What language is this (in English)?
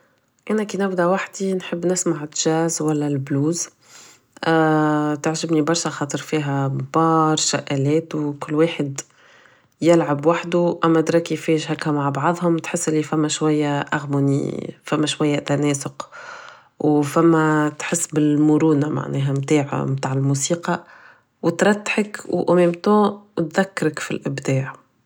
Tunisian Arabic